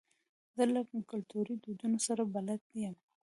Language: Pashto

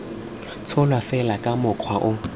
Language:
Tswana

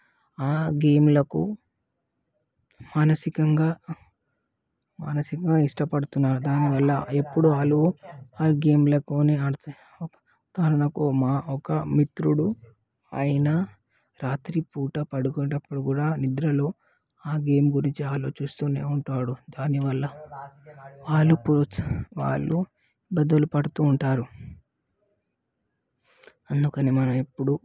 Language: Telugu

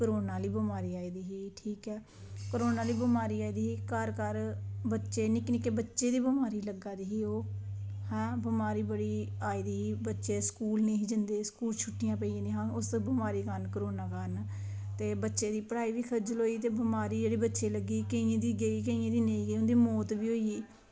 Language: Dogri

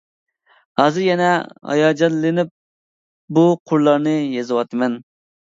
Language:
Uyghur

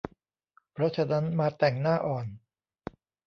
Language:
Thai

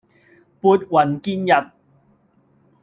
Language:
Cantonese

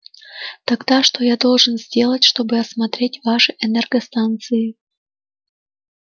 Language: Russian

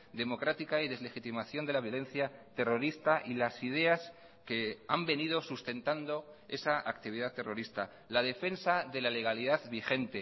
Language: Spanish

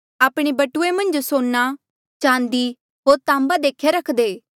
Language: Mandeali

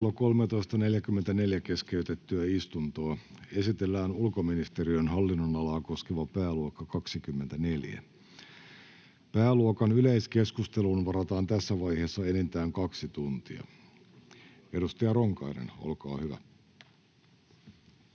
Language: Finnish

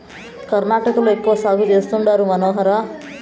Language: Telugu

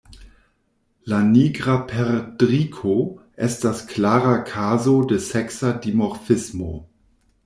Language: Esperanto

